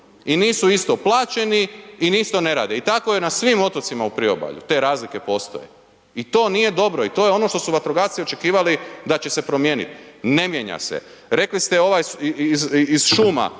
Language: Croatian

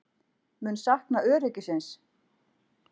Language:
Icelandic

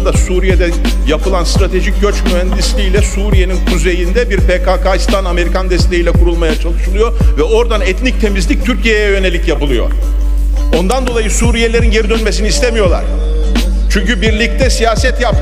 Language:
Turkish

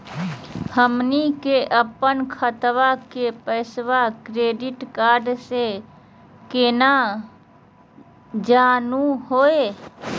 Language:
Magahi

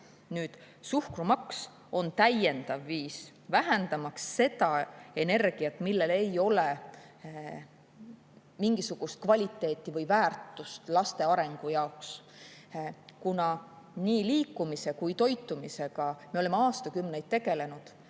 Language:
Estonian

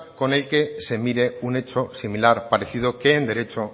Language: Spanish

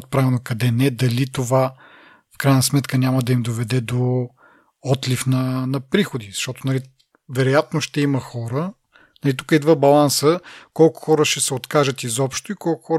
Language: Bulgarian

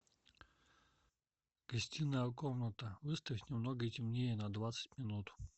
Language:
Russian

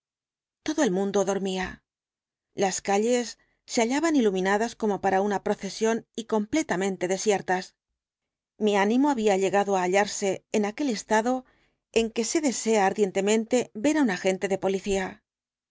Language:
Spanish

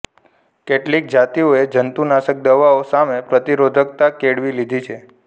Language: Gujarati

